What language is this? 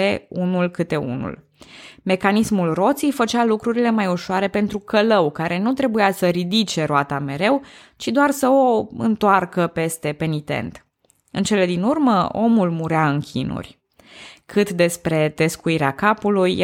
Romanian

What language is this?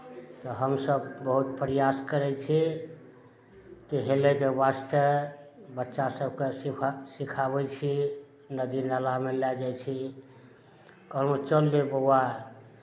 Maithili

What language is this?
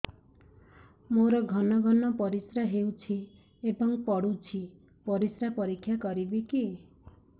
Odia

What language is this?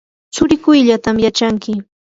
Yanahuanca Pasco Quechua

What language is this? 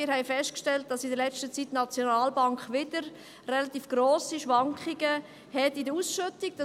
Swiss German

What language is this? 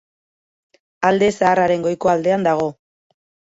Basque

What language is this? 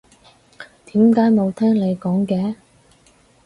Cantonese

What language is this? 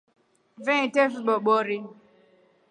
Rombo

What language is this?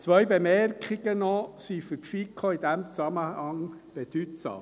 Swiss German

